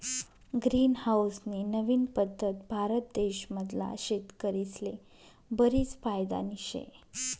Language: Marathi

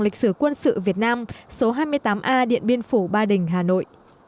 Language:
Vietnamese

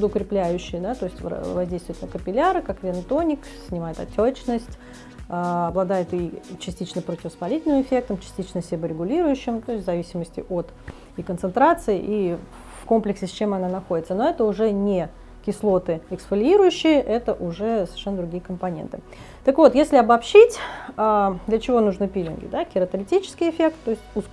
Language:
Russian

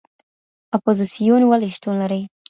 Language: Pashto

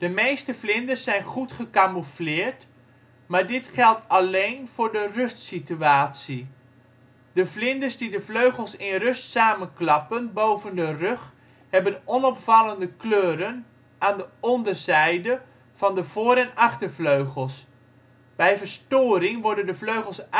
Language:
Dutch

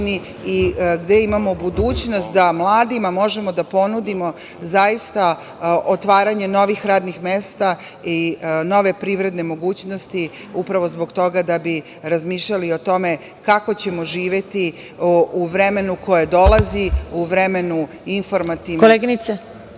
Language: Serbian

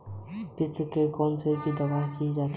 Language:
Hindi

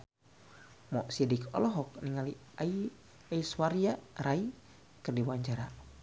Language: Sundanese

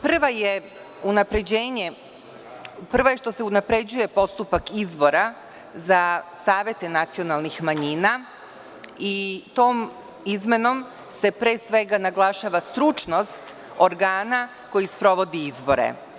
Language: Serbian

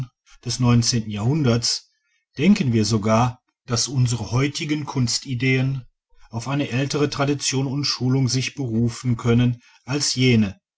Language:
German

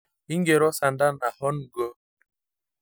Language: Masai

